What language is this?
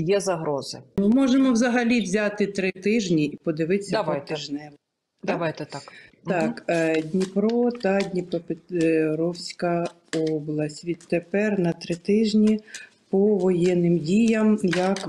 Ukrainian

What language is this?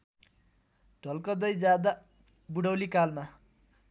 Nepali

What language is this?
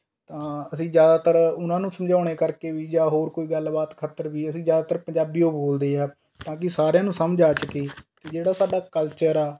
Punjabi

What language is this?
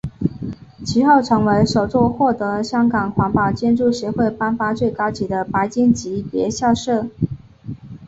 Chinese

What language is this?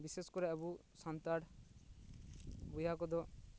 Santali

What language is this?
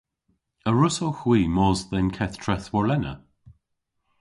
Cornish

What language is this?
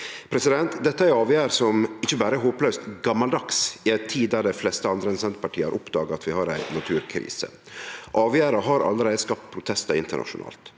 Norwegian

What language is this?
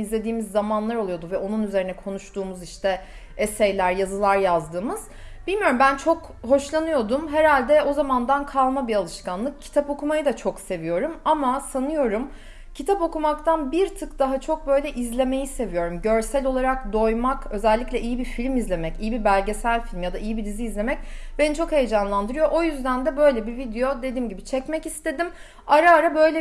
Turkish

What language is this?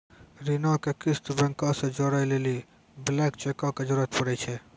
Maithili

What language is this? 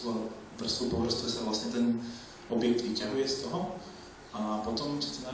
Czech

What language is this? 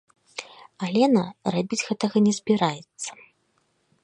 Belarusian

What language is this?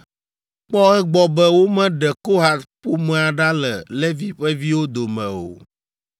Ewe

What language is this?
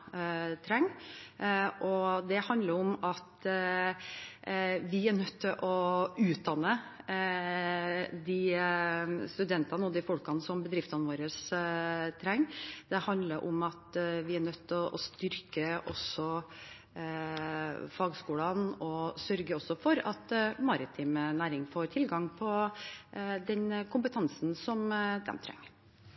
Norwegian Bokmål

